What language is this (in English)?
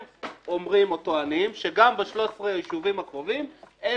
Hebrew